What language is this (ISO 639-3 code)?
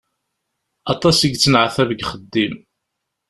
kab